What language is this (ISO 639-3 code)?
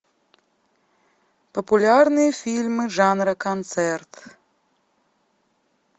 rus